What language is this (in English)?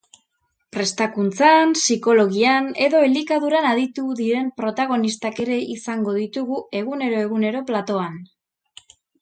Basque